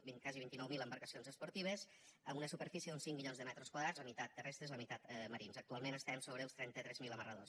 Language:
Catalan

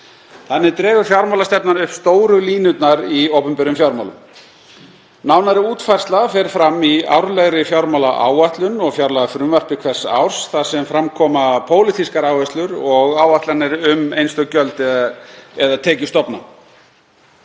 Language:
Icelandic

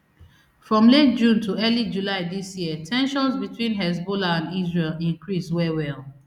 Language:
Nigerian Pidgin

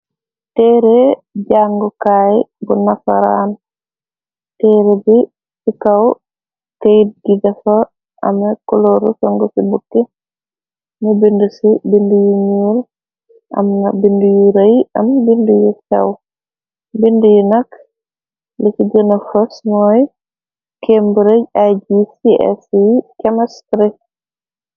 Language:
Wolof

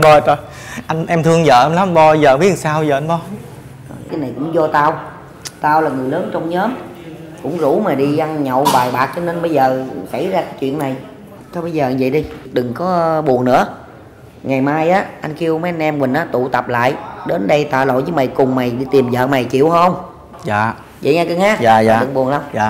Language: Vietnamese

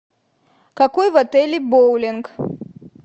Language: Russian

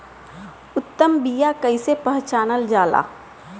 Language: Bhojpuri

